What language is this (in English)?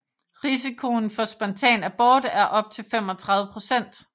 Danish